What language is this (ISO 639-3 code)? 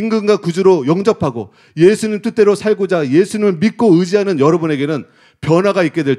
kor